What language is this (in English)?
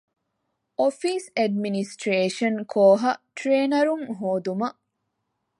Divehi